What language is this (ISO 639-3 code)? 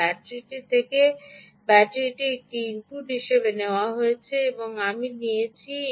ben